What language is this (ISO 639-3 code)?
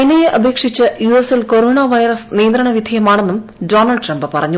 mal